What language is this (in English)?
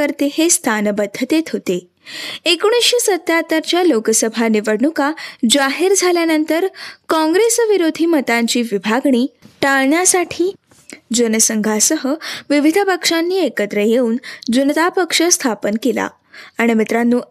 Marathi